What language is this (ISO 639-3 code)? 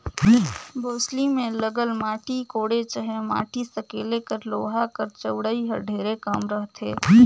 hne